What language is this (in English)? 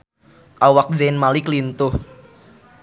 Sundanese